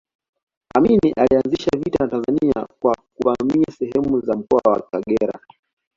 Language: Swahili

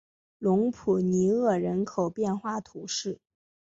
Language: Chinese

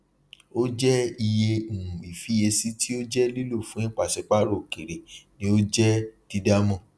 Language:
Yoruba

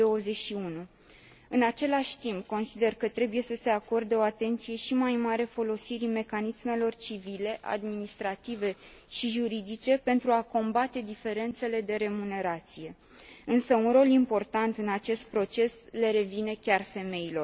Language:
Romanian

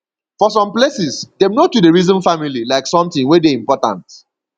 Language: Nigerian Pidgin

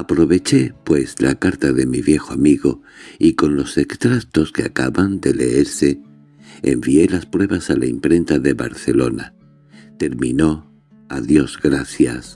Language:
Spanish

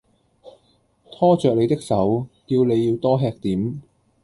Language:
Cantonese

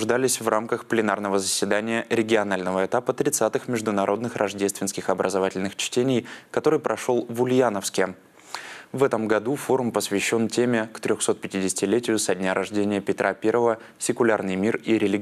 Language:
Russian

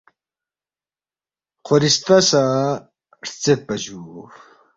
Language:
Balti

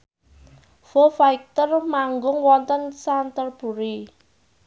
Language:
Javanese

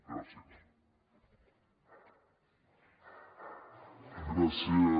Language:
Catalan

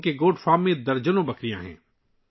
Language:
Urdu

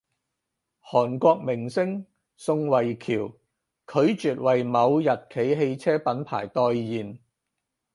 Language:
Cantonese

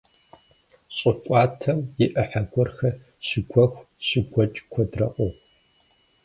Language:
Kabardian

